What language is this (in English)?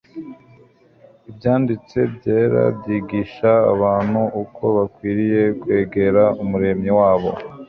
Kinyarwanda